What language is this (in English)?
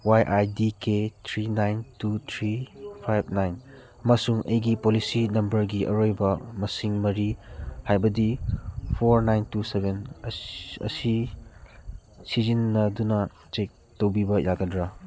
Manipuri